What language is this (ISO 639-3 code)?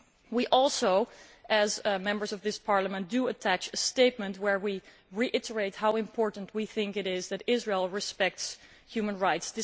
eng